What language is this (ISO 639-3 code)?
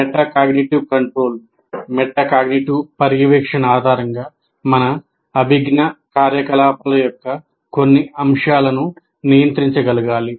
tel